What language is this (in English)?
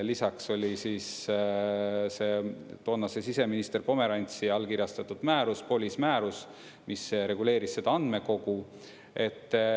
Estonian